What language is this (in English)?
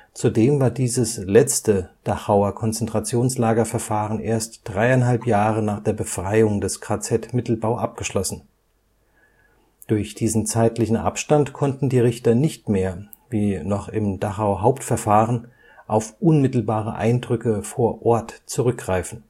German